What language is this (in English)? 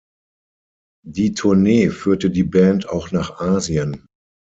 German